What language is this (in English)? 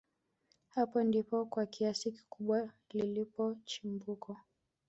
Swahili